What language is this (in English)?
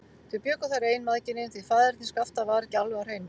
Icelandic